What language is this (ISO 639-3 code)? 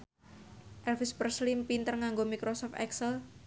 jav